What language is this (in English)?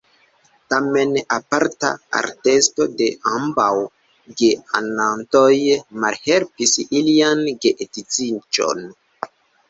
Esperanto